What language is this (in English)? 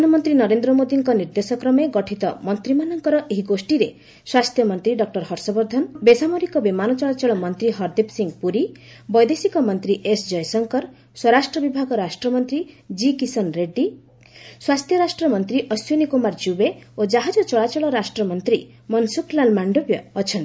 Odia